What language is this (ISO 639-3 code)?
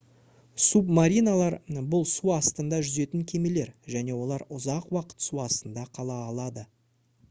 kaz